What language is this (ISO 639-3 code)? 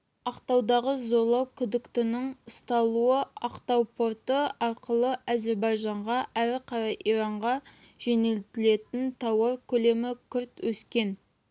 kaz